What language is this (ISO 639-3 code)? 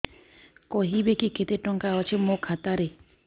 ori